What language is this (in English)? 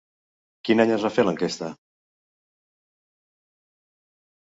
Catalan